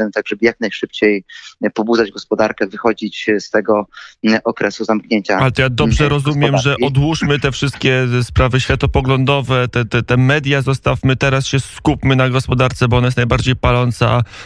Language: Polish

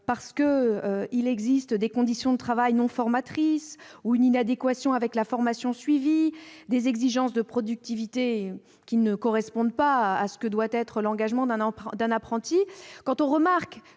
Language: French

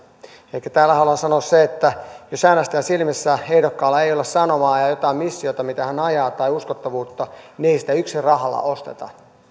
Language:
Finnish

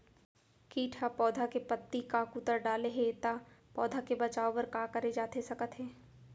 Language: Chhattisgarhi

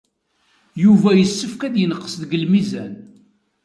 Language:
Kabyle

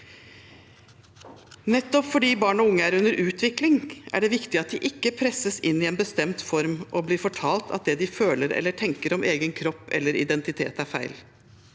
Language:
Norwegian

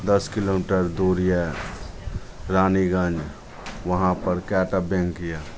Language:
Maithili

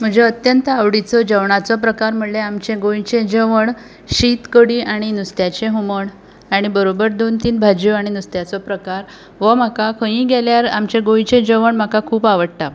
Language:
Konkani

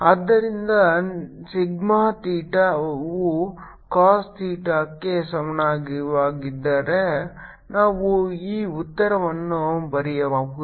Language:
Kannada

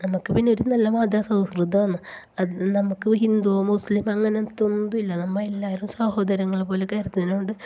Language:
Malayalam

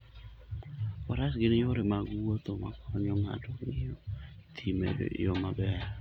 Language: Luo (Kenya and Tanzania)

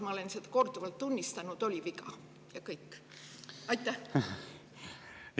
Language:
Estonian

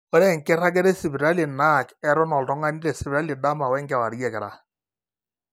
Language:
Masai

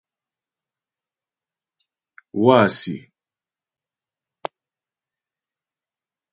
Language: Ghomala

